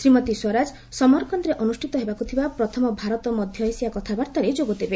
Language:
Odia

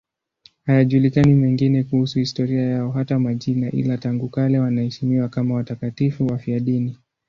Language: Swahili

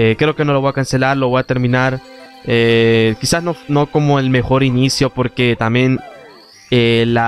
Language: Spanish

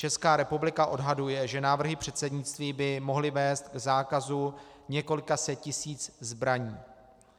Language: Czech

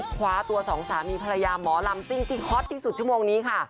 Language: Thai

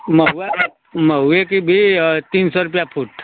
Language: Hindi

